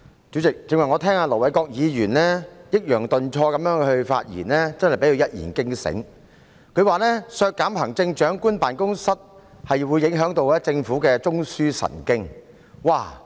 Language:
Cantonese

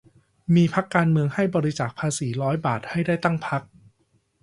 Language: Thai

